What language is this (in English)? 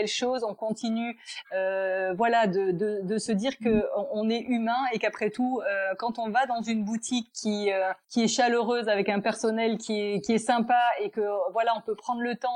French